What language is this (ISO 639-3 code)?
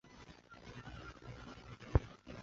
zho